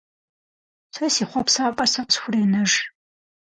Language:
Kabardian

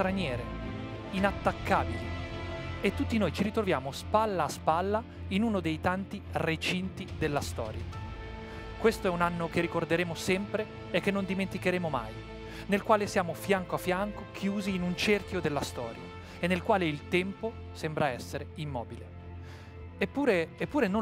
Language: Italian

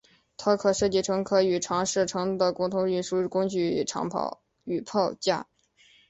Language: Chinese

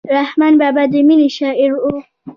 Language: Pashto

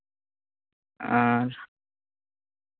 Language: Santali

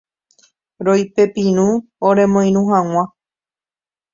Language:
Guarani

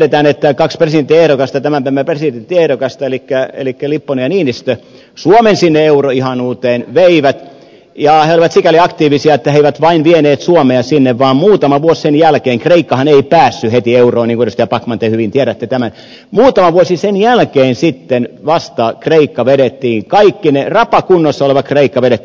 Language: Finnish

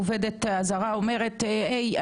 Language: Hebrew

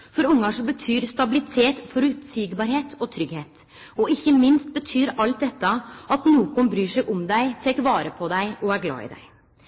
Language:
Norwegian Nynorsk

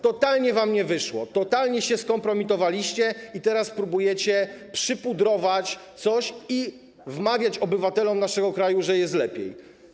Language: Polish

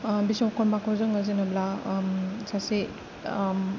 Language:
Bodo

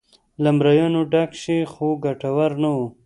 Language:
Pashto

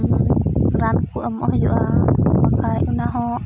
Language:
Santali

